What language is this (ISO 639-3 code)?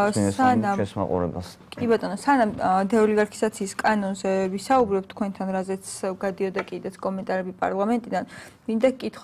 ron